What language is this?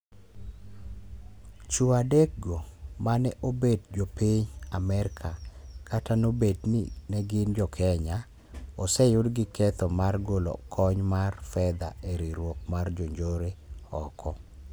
Luo (Kenya and Tanzania)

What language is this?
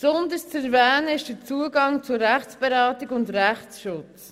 Swiss German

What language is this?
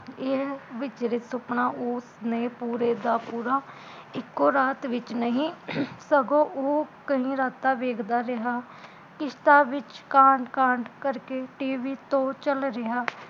Punjabi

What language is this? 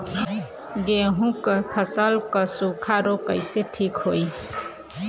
Bhojpuri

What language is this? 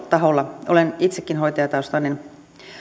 Finnish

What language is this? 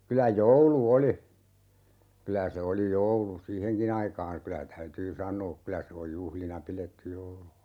Finnish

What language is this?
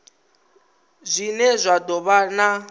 Venda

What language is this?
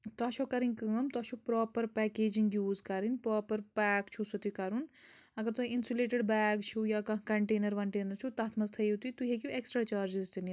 Kashmiri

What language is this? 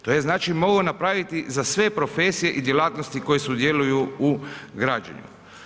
Croatian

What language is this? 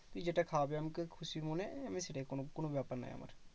Bangla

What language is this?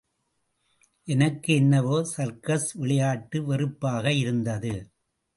Tamil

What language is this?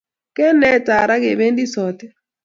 Kalenjin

